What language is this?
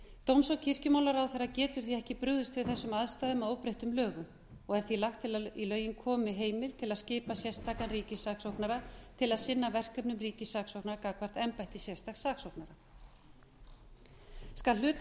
Icelandic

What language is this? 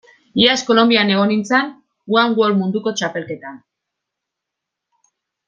Basque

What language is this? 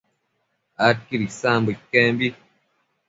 Matsés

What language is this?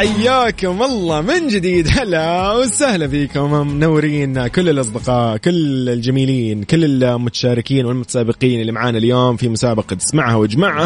Arabic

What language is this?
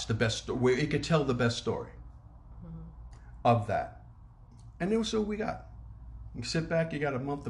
English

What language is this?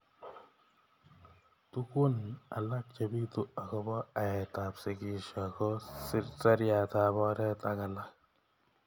Kalenjin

